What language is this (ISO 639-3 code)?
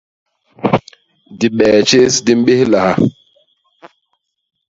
bas